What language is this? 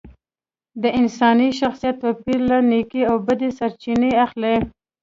Pashto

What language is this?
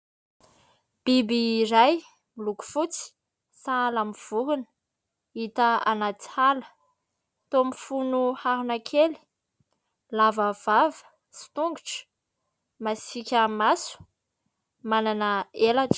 Malagasy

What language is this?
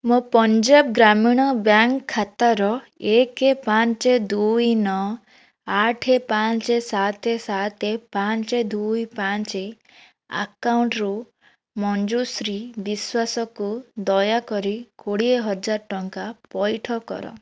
Odia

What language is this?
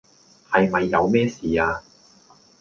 Cantonese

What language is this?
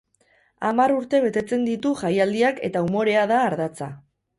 Basque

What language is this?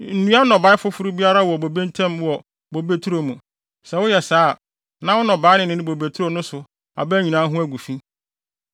Akan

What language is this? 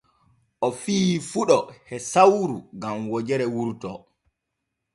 Borgu Fulfulde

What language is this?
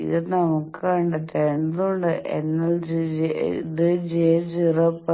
Malayalam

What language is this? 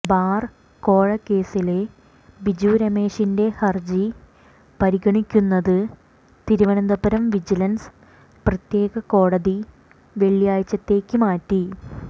Malayalam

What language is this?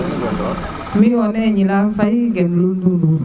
Serer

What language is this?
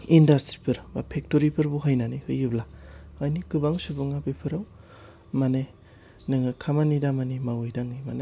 Bodo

